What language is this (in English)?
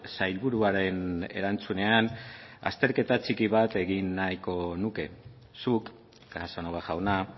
Basque